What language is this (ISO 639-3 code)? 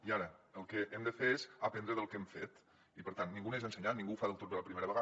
cat